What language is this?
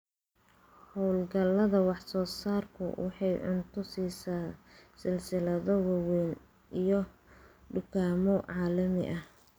Somali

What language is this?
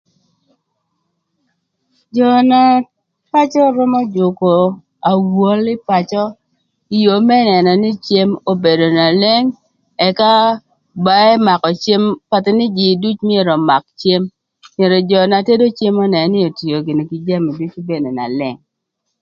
Thur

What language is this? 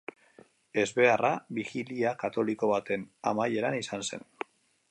Basque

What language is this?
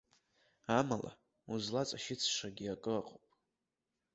Abkhazian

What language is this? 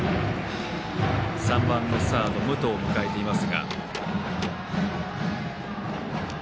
Japanese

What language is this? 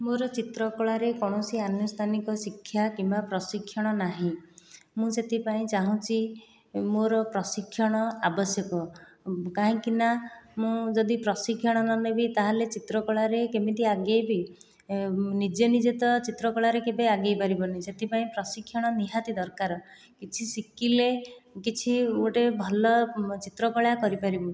Odia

